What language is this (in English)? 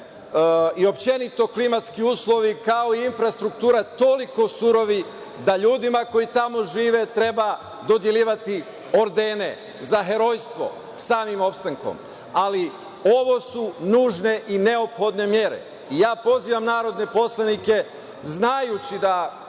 Serbian